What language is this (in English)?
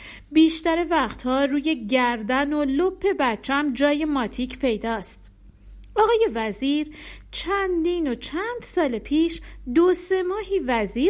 Persian